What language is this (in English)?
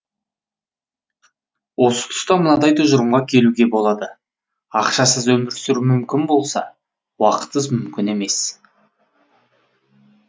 Kazakh